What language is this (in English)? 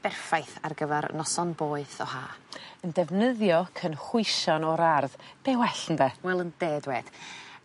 Welsh